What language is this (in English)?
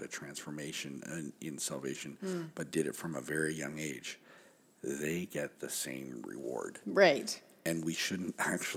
English